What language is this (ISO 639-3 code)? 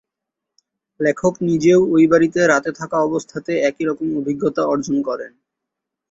ben